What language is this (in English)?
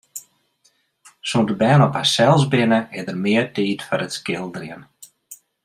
Western Frisian